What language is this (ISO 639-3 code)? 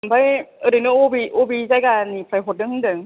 brx